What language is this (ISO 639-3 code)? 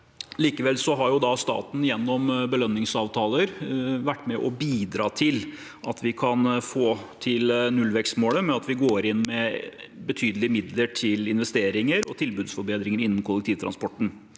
nor